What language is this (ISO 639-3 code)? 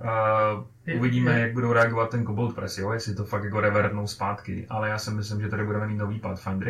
ces